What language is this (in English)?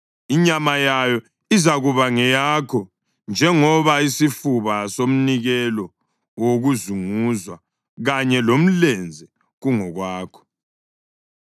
North Ndebele